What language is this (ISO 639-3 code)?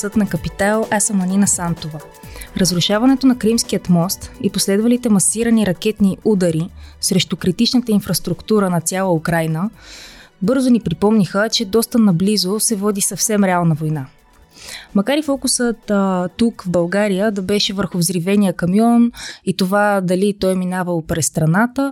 bul